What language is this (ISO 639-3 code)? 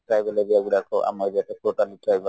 ori